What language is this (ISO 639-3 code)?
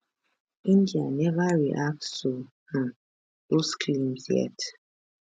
pcm